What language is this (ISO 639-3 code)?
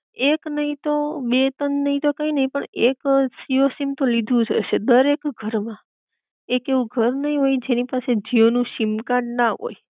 guj